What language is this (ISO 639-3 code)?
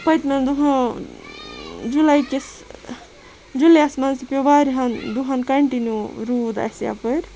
kas